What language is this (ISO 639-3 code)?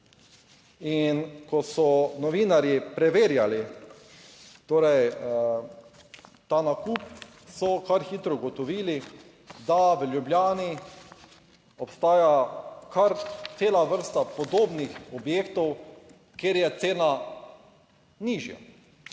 slv